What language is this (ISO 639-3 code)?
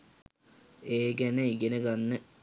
sin